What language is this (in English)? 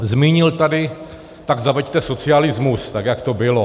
Czech